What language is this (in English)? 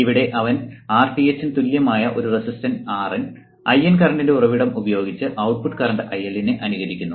Malayalam